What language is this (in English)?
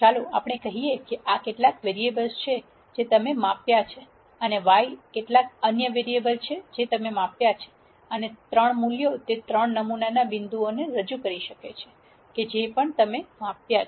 Gujarati